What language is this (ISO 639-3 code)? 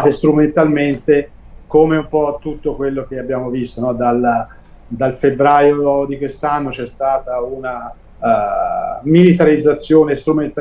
ita